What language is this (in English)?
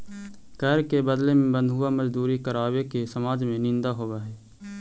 Magahi